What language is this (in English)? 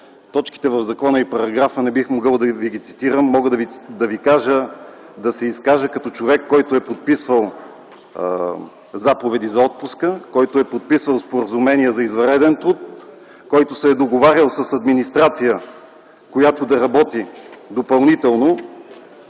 Bulgarian